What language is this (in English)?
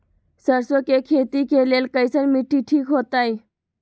Magahi